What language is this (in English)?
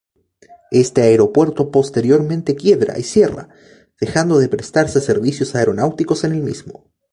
Spanish